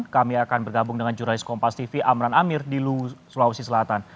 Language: Indonesian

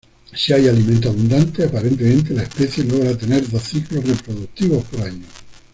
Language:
Spanish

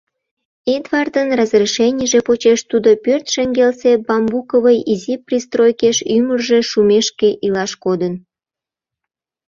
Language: Mari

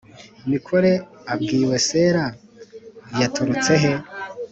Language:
Kinyarwanda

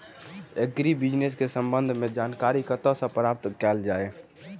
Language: Maithili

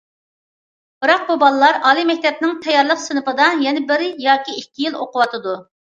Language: Uyghur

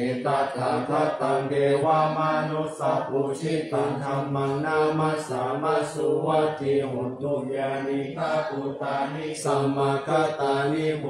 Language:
Thai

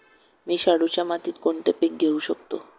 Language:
Marathi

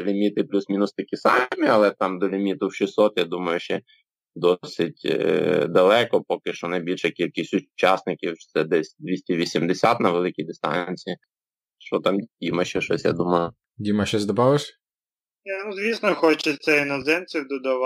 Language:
Ukrainian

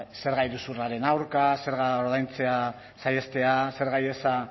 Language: Basque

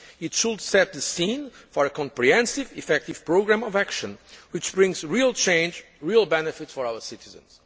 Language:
English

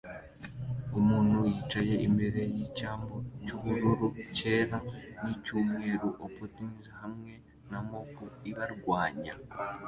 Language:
Kinyarwanda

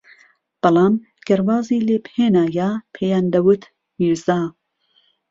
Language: Central Kurdish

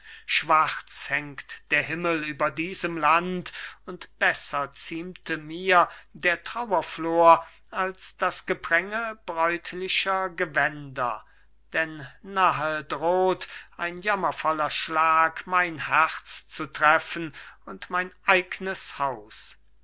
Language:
German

